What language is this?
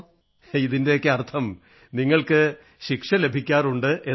Malayalam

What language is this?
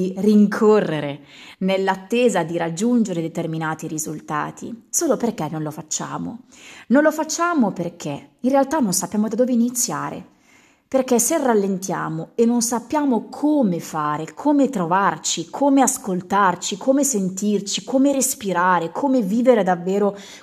Italian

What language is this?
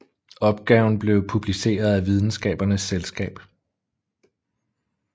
Danish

